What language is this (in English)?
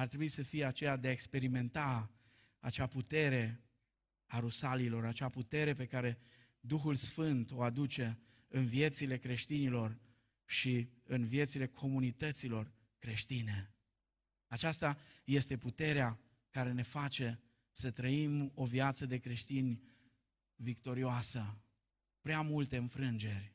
Romanian